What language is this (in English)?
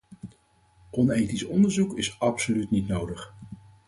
Dutch